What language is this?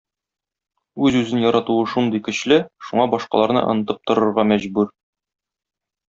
Tatar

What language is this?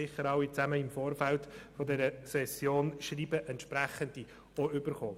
Swiss German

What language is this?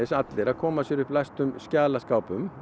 Icelandic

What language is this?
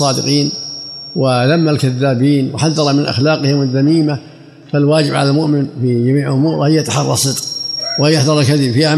Arabic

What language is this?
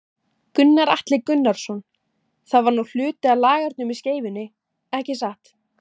Icelandic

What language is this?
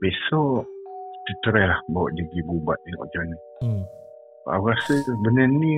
Malay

